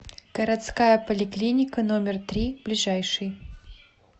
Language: Russian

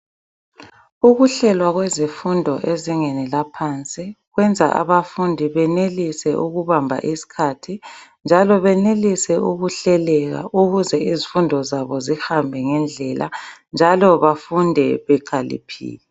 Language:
North Ndebele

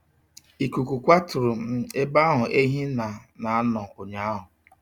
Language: Igbo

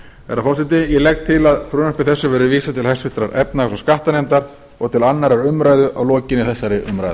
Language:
Icelandic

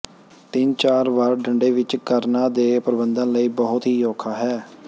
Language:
Punjabi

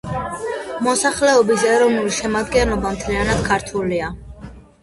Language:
Georgian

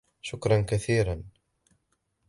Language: Arabic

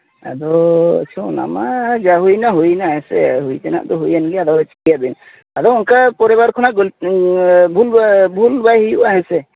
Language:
Santali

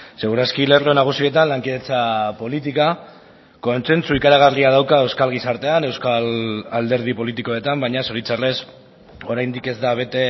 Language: Basque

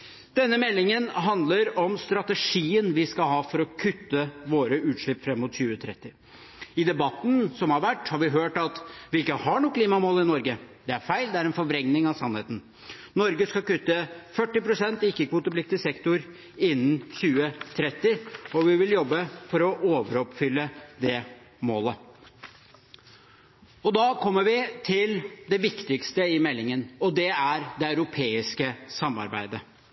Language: Norwegian Bokmål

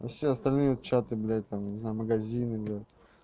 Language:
Russian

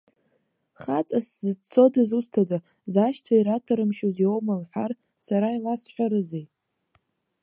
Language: Abkhazian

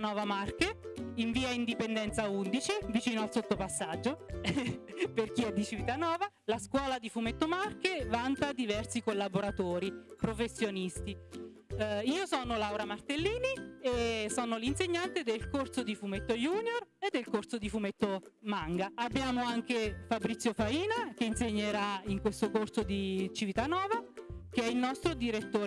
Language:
Italian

